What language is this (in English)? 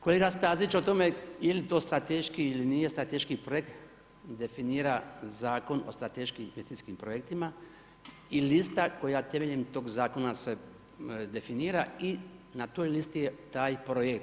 Croatian